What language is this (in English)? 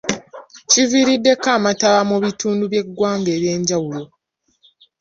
Ganda